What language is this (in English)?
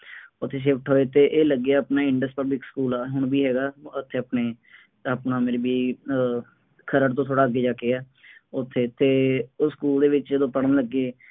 Punjabi